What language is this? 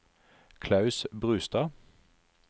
Norwegian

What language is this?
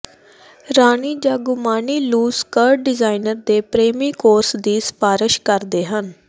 Punjabi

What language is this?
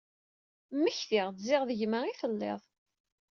Kabyle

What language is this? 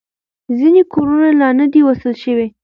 Pashto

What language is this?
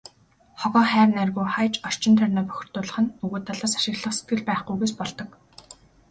Mongolian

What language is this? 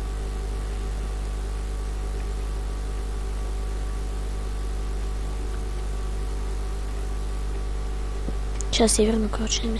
Russian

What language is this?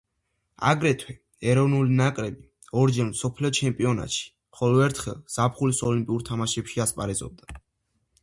Georgian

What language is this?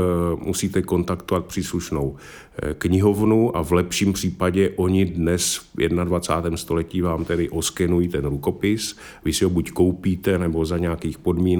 Czech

